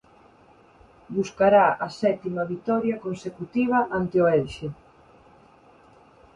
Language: Galician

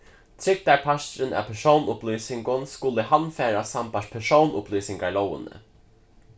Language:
Faroese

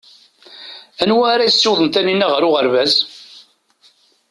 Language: Kabyle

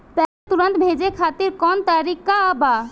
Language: Bhojpuri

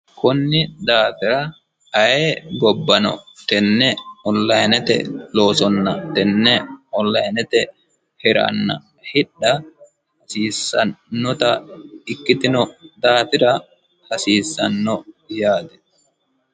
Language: Sidamo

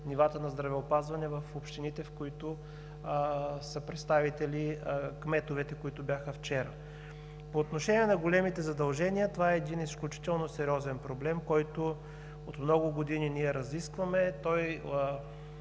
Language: Bulgarian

